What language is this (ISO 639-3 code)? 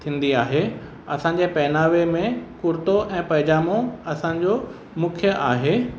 snd